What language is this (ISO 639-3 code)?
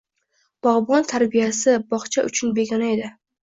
uzb